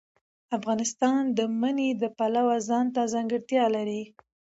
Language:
Pashto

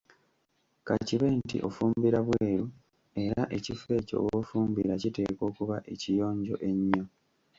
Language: Ganda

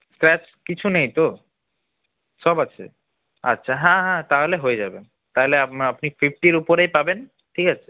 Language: Bangla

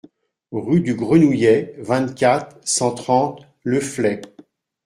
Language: French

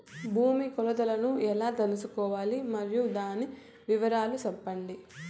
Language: Telugu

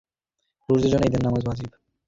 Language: Bangla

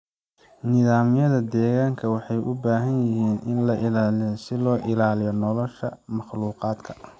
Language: Somali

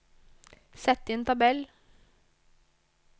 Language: Norwegian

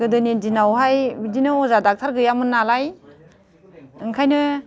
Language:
Bodo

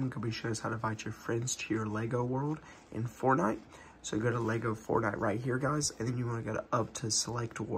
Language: English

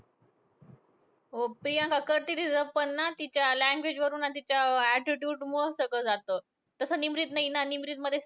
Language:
Marathi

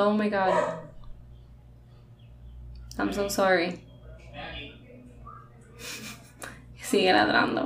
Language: Spanish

